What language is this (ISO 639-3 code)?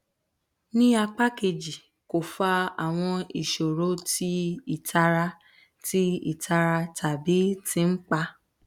yor